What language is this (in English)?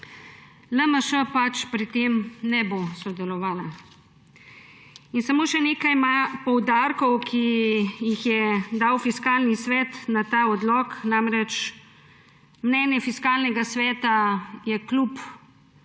Slovenian